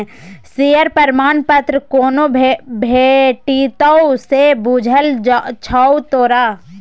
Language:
Maithili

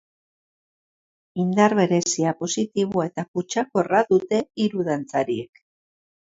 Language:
Basque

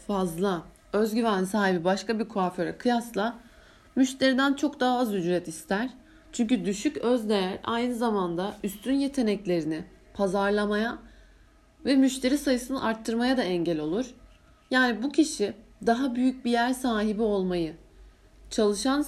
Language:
Turkish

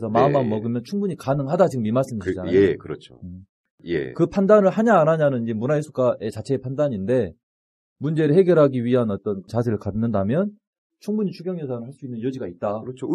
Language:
Korean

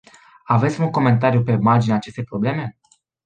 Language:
Romanian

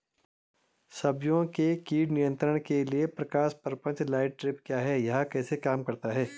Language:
Hindi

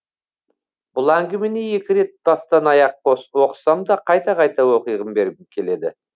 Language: Kazakh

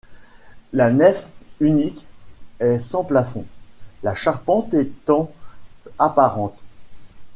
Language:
French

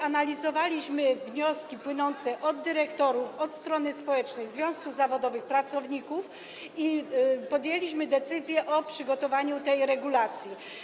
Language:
Polish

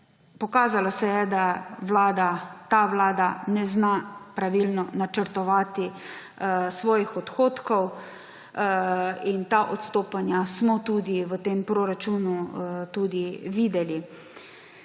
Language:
Slovenian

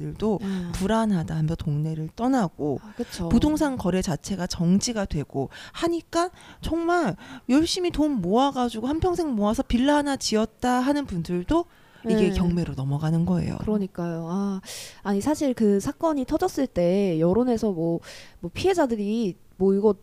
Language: Korean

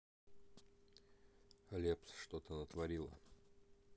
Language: Russian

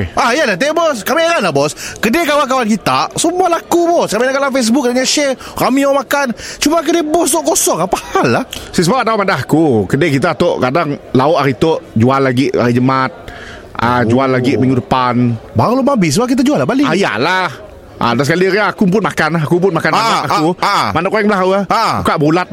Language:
Malay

